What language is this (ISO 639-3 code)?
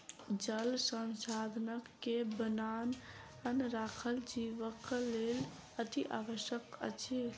mai